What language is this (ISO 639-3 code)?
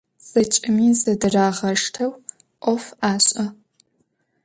ady